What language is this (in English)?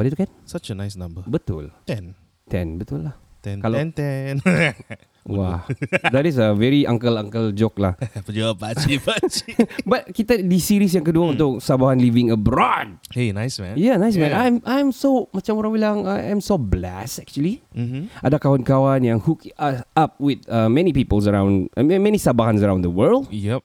Malay